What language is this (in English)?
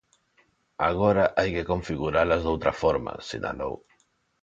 Galician